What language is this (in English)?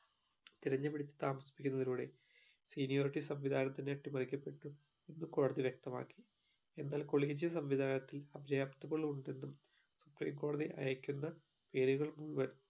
Malayalam